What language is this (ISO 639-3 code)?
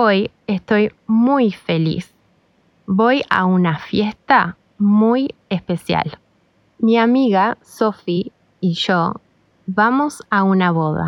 spa